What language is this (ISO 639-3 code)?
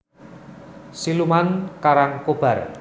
jav